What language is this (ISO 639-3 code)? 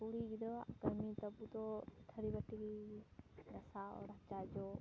sat